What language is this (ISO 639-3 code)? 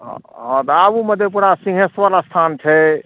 mai